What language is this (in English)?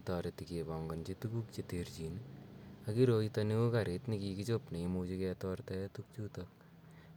Kalenjin